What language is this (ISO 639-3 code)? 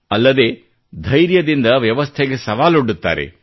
kan